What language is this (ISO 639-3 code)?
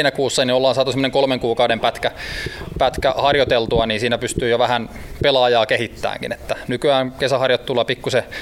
fin